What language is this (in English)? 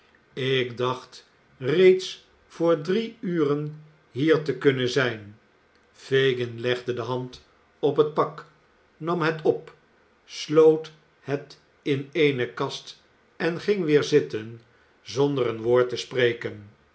Dutch